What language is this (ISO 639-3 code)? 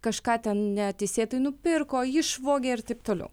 lit